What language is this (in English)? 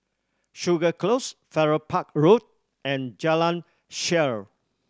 English